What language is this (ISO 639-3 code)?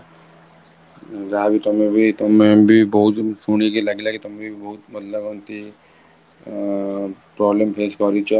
ori